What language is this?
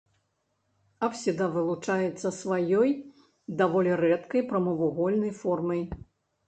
Belarusian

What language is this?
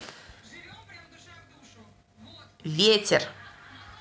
Russian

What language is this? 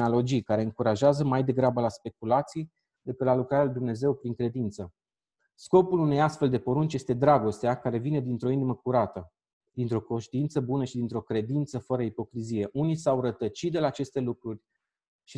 Romanian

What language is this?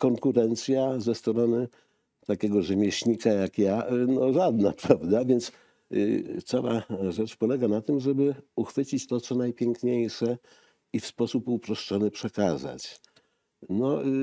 Polish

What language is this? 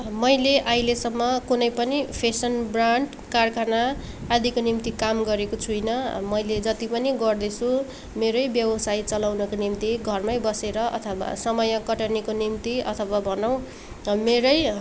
Nepali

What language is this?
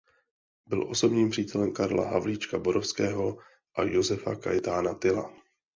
Czech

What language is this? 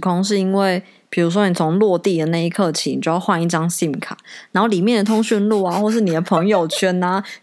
Chinese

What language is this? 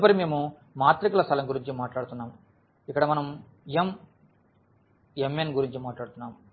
Telugu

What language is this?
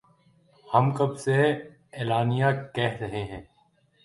Urdu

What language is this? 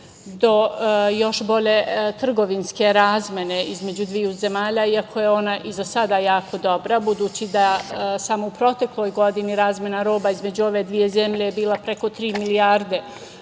Serbian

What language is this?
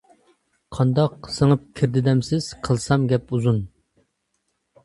Uyghur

